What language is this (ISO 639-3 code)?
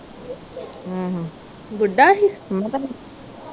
pan